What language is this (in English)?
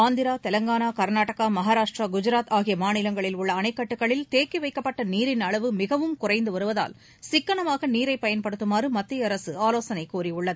Tamil